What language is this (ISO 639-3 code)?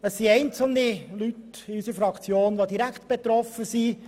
gsw